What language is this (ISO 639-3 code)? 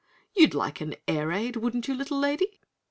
eng